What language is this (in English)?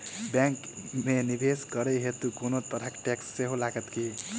Maithili